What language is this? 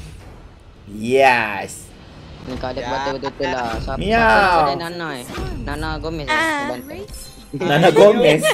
Malay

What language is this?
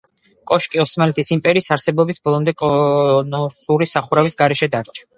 Georgian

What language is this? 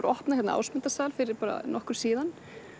Icelandic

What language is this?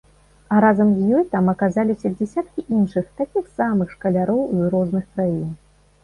Belarusian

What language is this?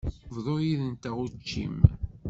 Kabyle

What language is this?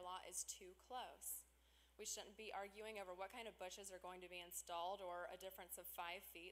English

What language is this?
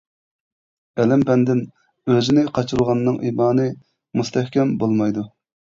Uyghur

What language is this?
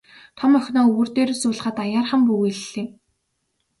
Mongolian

